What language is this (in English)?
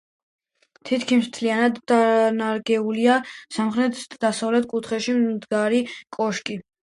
Georgian